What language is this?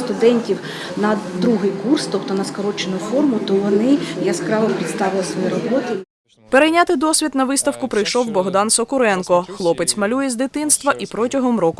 Ukrainian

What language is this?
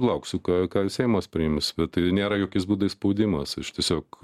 Lithuanian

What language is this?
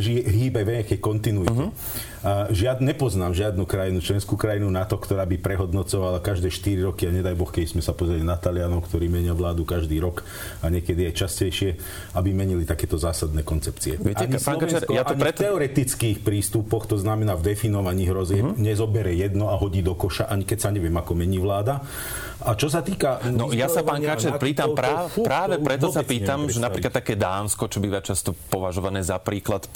Slovak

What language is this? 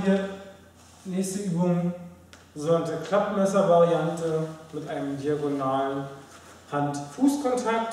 German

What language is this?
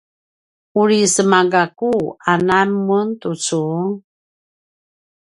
Paiwan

